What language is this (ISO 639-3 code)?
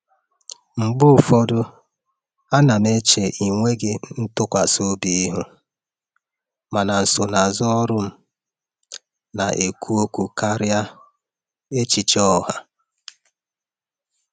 ibo